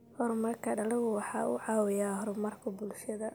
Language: Somali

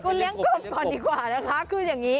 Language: Thai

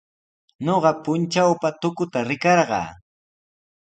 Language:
Sihuas Ancash Quechua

